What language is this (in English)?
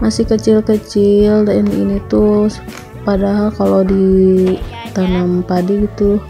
Indonesian